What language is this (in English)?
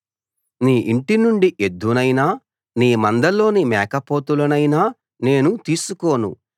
Telugu